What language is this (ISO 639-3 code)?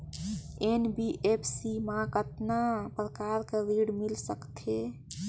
hne